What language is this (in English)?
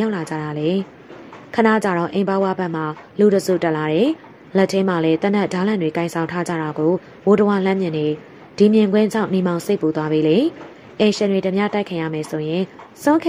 Thai